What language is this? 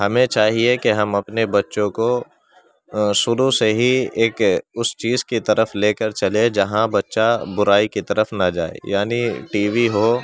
Urdu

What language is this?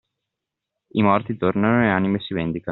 Italian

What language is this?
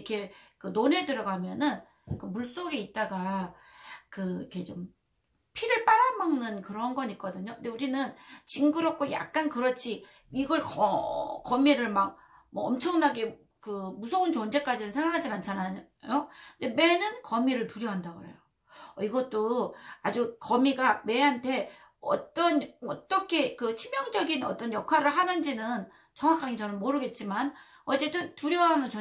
Korean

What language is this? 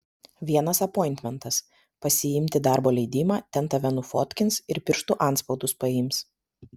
Lithuanian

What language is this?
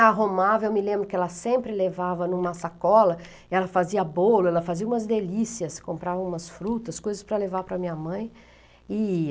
Portuguese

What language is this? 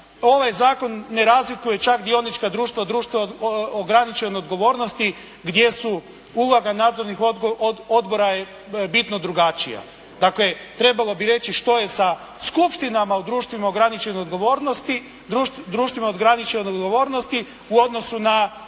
Croatian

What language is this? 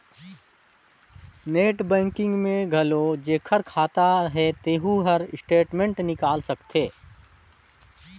Chhattisgarhi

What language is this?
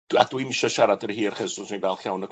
Welsh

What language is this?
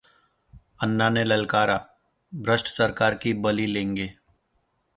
Hindi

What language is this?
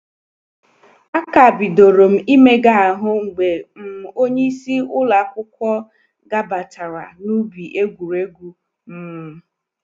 Igbo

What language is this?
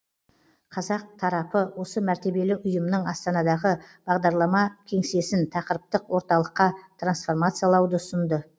Kazakh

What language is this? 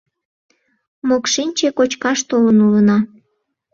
Mari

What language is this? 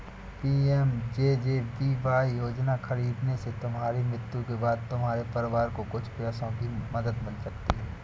Hindi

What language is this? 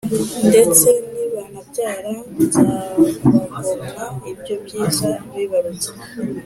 Kinyarwanda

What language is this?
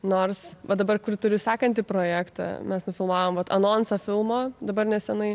Lithuanian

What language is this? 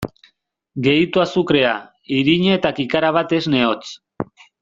Basque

